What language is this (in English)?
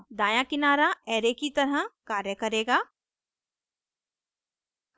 Hindi